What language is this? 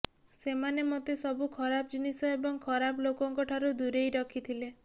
Odia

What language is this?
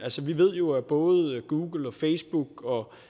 Danish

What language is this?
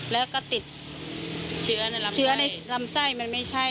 Thai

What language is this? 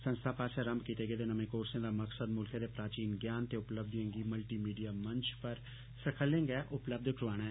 Dogri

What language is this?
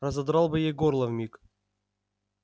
Russian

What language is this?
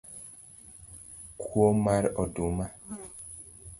Luo (Kenya and Tanzania)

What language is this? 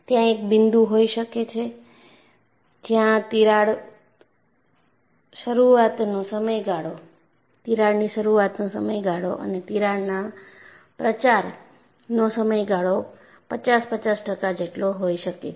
Gujarati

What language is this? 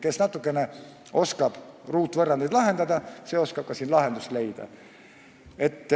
Estonian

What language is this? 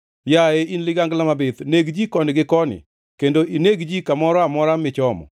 Luo (Kenya and Tanzania)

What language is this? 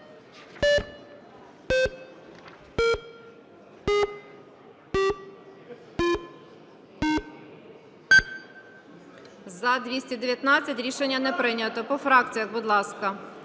Ukrainian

